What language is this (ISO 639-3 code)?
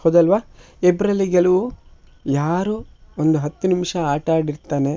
kan